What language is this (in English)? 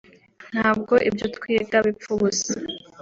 Kinyarwanda